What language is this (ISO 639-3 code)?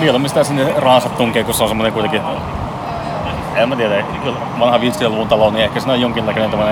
fin